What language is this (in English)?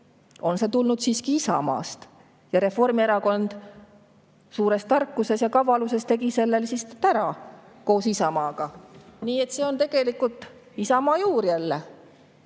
Estonian